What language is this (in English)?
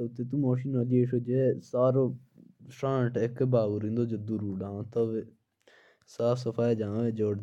Jaunsari